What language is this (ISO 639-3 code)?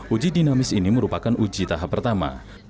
ind